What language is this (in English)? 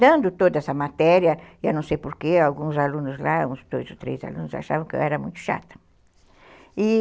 Portuguese